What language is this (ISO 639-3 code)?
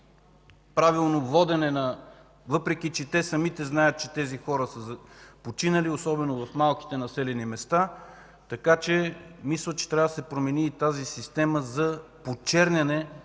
bul